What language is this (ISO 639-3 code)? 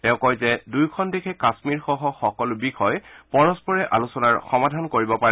asm